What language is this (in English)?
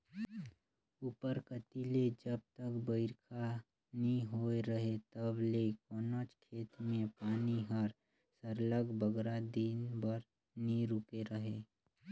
Chhattisgarhi